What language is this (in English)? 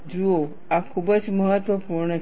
Gujarati